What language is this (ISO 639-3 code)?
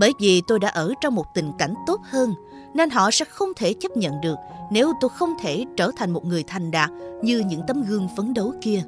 vie